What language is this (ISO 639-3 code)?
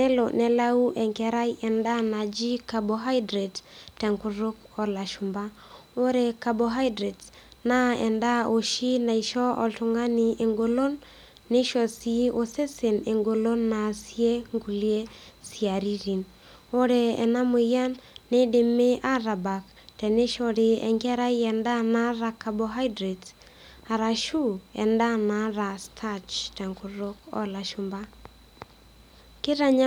mas